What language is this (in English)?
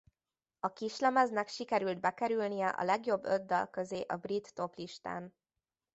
Hungarian